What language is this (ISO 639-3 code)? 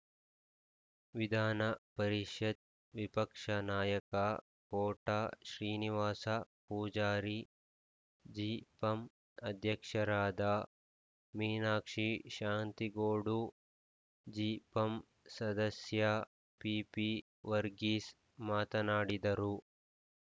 kan